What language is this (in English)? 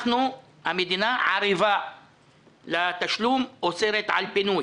Hebrew